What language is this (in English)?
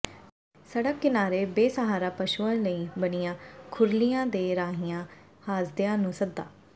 Punjabi